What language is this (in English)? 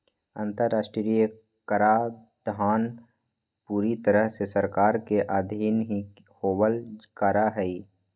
Magahi